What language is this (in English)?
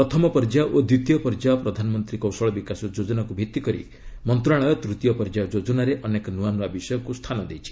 Odia